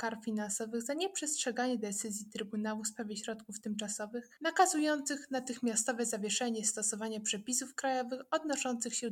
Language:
Polish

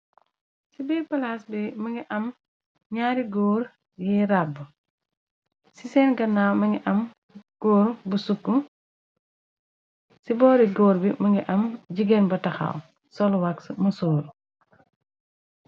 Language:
Wolof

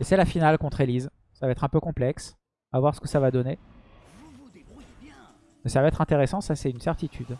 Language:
French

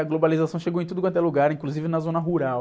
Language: Portuguese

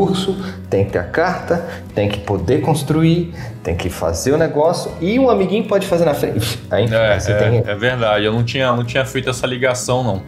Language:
Portuguese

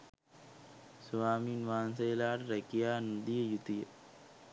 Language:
Sinhala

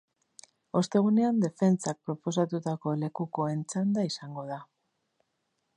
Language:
Basque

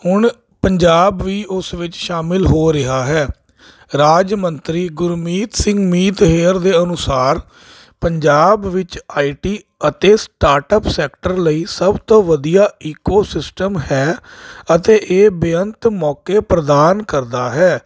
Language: Punjabi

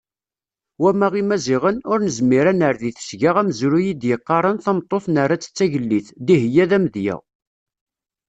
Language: Kabyle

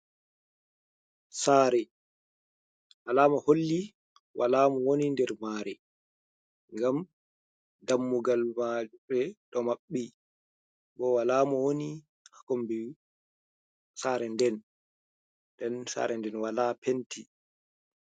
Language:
Fula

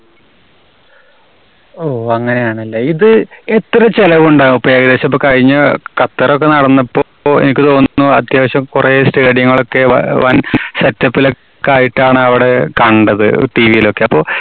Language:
Malayalam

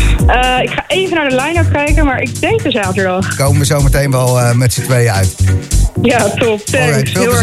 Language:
Dutch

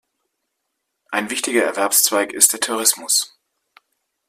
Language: German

